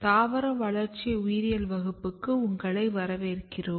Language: Tamil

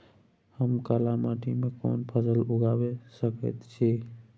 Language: Maithili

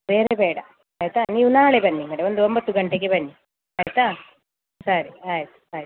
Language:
Kannada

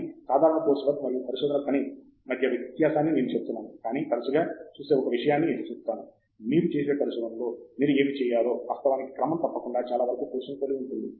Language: Telugu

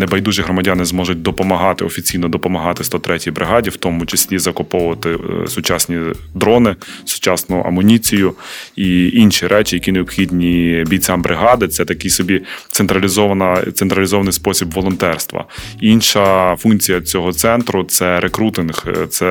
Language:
Ukrainian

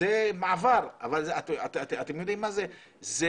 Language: Hebrew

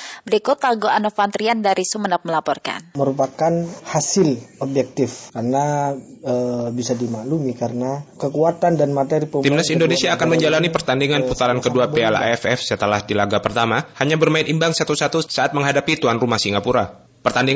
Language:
Indonesian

